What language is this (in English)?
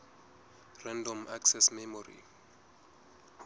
Southern Sotho